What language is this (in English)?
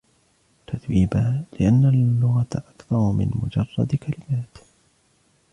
Arabic